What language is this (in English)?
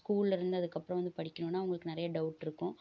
Tamil